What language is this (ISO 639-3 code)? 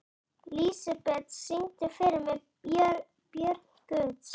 isl